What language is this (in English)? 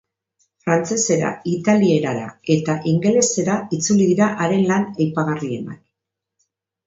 Basque